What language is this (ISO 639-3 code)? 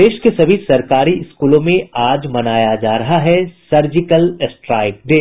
hin